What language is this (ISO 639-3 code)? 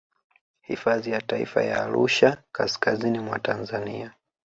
swa